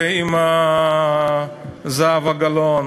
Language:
Hebrew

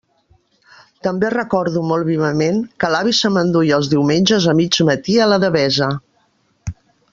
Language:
Catalan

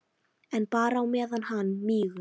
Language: Icelandic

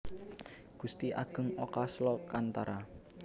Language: Javanese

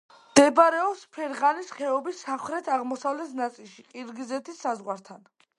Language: Georgian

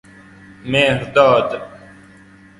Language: Persian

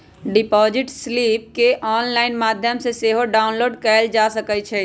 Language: Magahi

